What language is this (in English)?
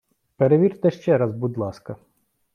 Ukrainian